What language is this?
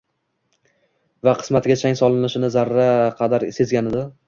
Uzbek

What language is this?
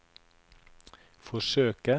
Norwegian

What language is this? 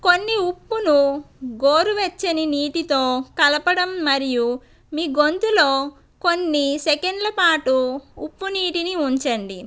Telugu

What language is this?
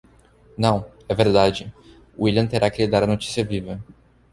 Portuguese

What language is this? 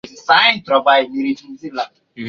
Swahili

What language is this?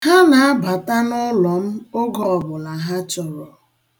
Igbo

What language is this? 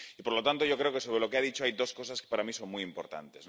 Spanish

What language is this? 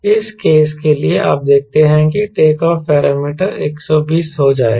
Hindi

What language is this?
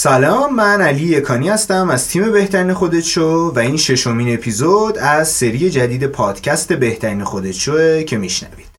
Persian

